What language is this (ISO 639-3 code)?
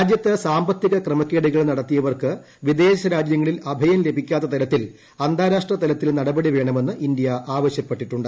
mal